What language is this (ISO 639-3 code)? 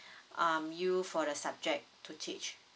eng